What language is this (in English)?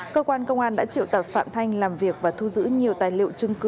Vietnamese